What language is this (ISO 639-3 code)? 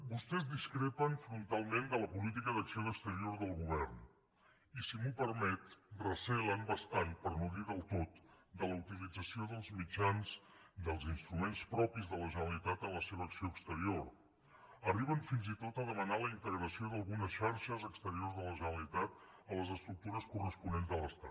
cat